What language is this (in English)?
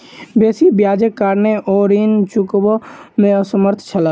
Maithili